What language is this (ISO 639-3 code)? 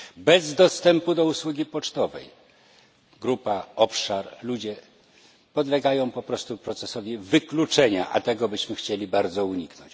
pol